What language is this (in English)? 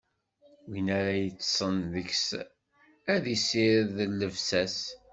Kabyle